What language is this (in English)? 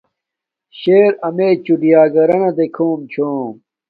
Domaaki